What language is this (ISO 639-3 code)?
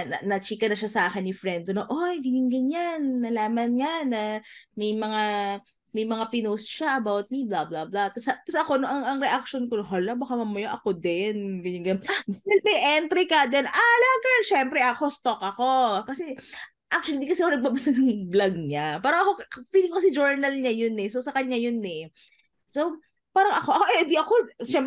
fil